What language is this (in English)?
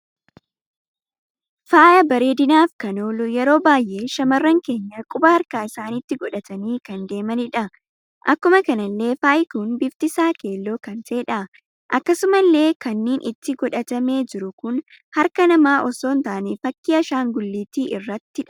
Oromo